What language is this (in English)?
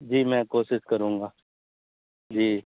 Urdu